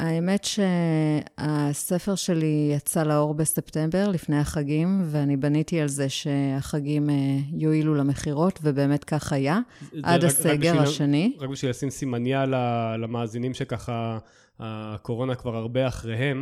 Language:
Hebrew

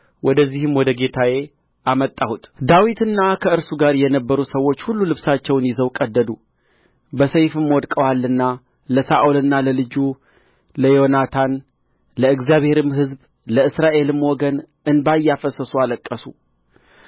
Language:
Amharic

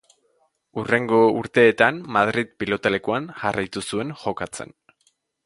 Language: Basque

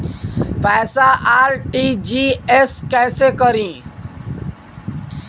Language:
Bhojpuri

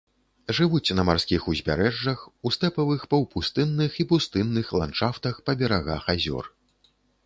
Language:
Belarusian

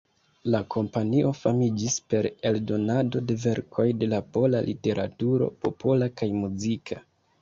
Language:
Esperanto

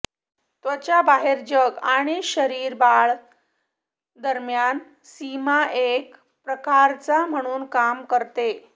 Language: Marathi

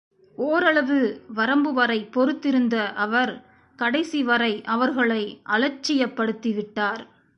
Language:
Tamil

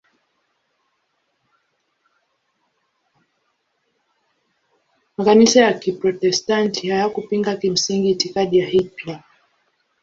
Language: Swahili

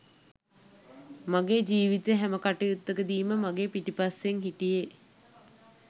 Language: Sinhala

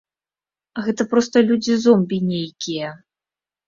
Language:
Belarusian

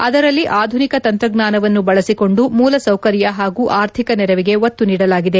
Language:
Kannada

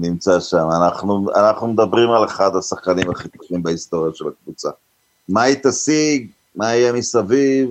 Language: Hebrew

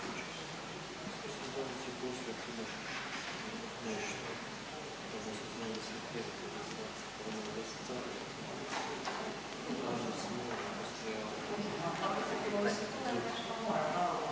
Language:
Croatian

